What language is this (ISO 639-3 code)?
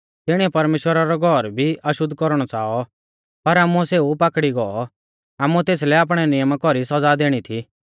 bfz